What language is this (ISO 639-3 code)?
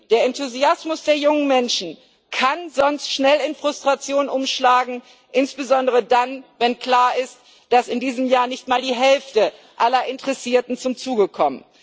deu